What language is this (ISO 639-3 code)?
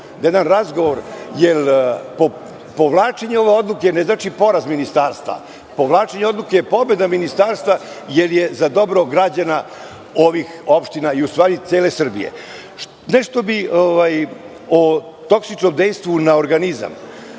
srp